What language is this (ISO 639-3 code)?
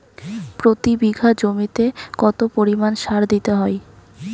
ben